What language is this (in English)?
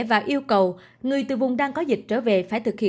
Vietnamese